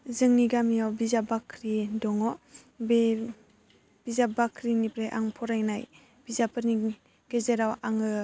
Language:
Bodo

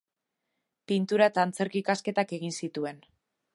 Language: Basque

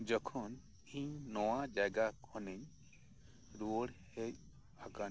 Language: Santali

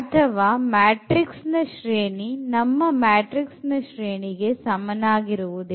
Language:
Kannada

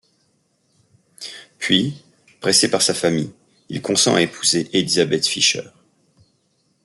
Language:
French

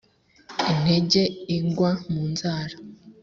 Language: Kinyarwanda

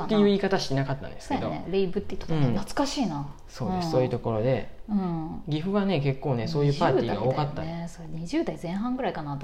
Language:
Japanese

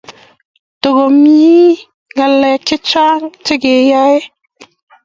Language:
Kalenjin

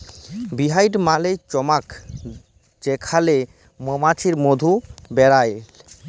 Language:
Bangla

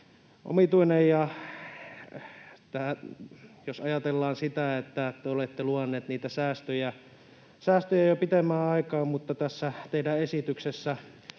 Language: Finnish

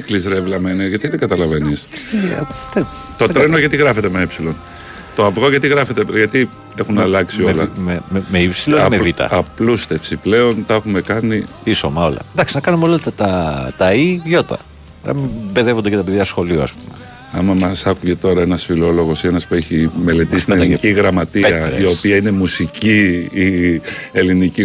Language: Greek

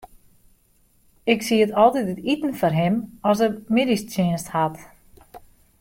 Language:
Western Frisian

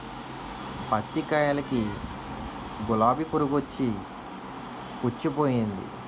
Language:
Telugu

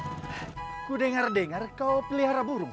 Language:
Indonesian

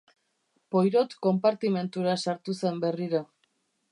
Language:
Basque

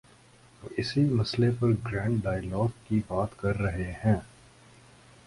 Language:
Urdu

